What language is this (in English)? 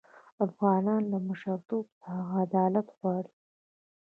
Pashto